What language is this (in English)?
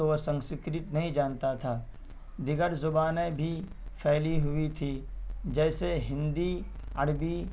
Urdu